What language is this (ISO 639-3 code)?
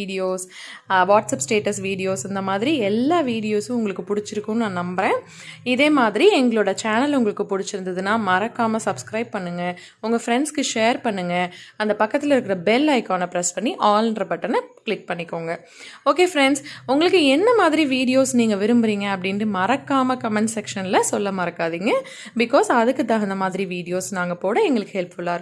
tam